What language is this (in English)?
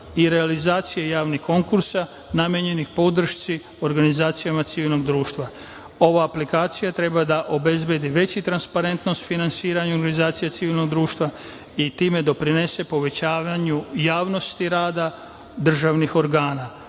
Serbian